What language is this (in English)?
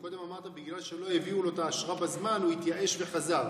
Hebrew